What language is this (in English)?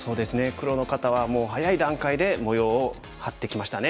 Japanese